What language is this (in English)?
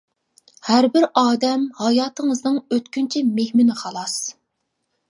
Uyghur